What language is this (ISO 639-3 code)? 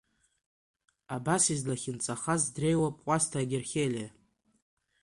abk